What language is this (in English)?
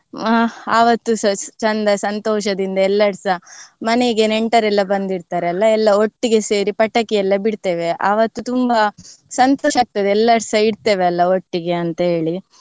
Kannada